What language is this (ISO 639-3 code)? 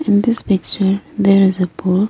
eng